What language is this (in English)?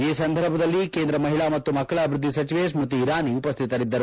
Kannada